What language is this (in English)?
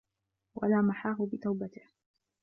Arabic